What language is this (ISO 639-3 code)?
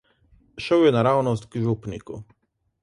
slv